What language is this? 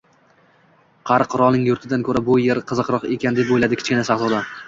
Uzbek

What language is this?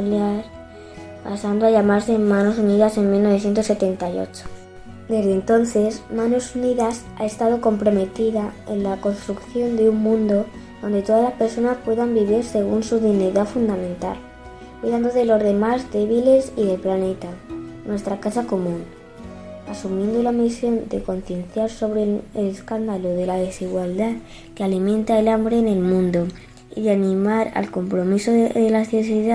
Spanish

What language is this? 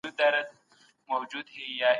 Pashto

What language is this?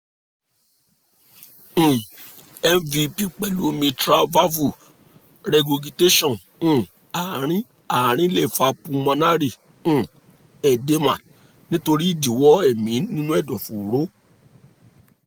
Yoruba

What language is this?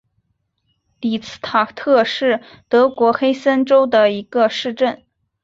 Chinese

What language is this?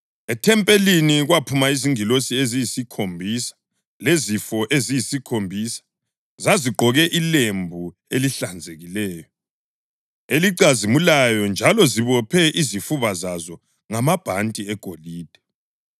North Ndebele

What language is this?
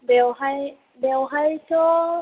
Bodo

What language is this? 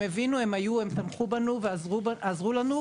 Hebrew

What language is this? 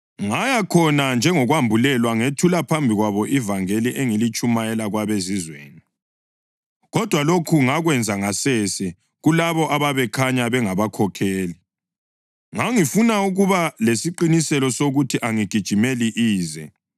North Ndebele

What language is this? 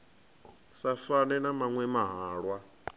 Venda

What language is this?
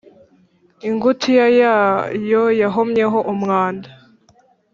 Kinyarwanda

